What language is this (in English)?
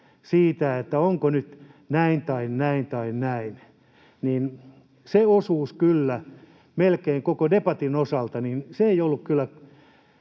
Finnish